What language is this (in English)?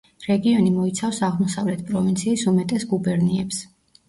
Georgian